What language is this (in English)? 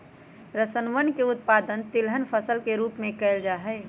Magahi